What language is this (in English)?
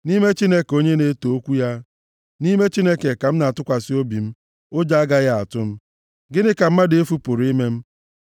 Igbo